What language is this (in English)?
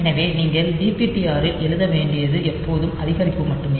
Tamil